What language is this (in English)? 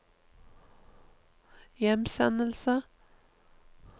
Norwegian